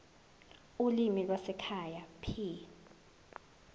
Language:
Zulu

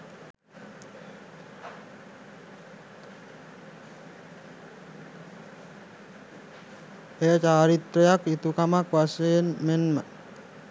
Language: Sinhala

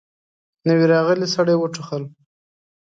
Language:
Pashto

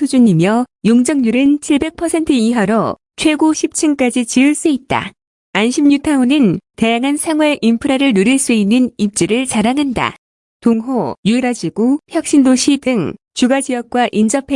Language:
Korean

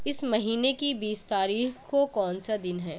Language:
Urdu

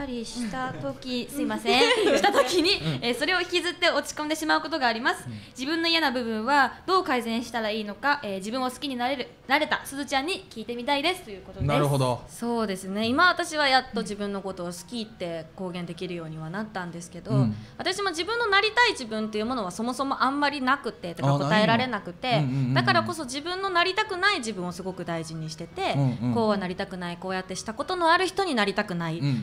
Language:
Japanese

